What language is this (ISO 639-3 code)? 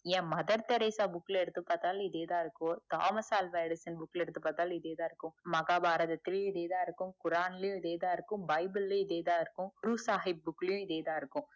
tam